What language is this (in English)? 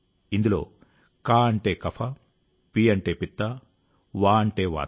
Telugu